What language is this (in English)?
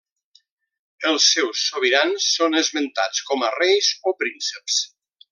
Catalan